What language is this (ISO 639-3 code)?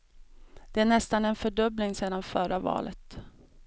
swe